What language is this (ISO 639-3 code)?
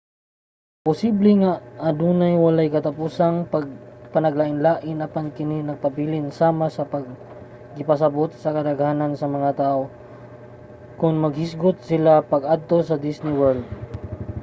ceb